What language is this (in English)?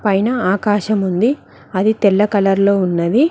Telugu